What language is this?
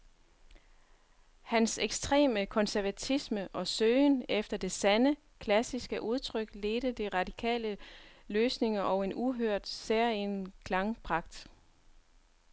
Danish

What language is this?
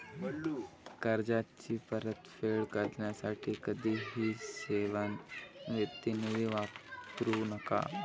Marathi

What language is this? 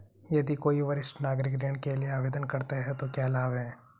Hindi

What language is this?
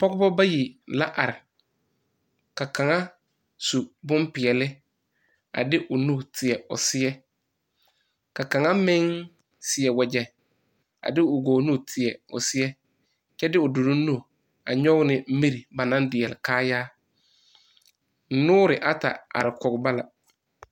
Southern Dagaare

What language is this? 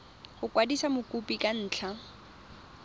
Tswana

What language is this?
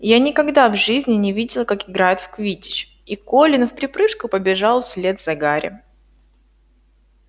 Russian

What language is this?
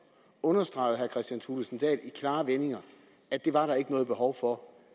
Danish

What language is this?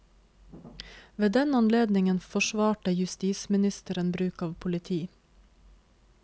Norwegian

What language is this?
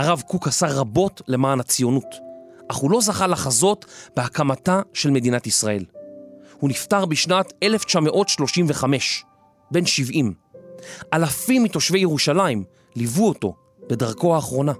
Hebrew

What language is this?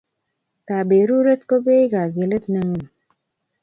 Kalenjin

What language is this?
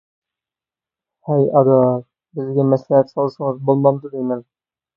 Uyghur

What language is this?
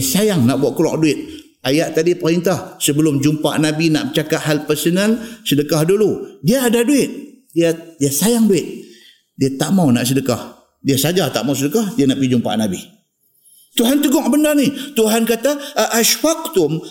Malay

